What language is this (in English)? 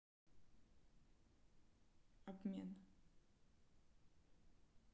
Russian